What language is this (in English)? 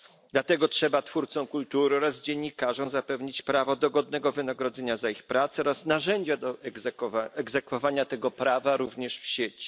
Polish